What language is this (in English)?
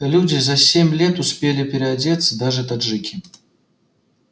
Russian